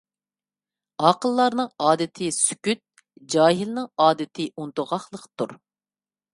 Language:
Uyghur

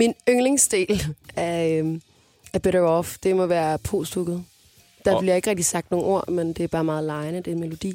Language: Danish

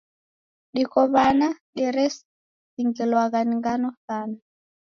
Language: Taita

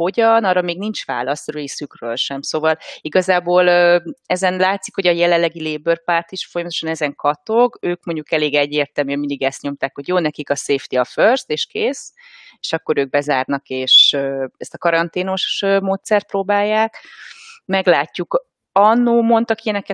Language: Hungarian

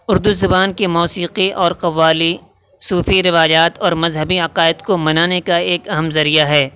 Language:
Urdu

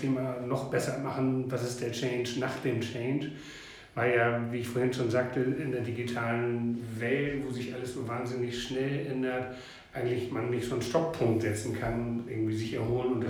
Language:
German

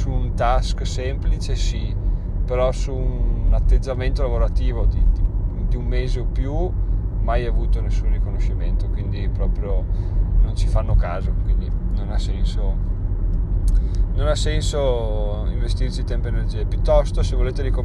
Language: Italian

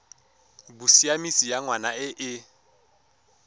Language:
Tswana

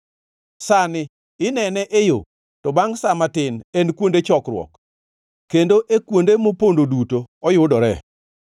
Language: Luo (Kenya and Tanzania)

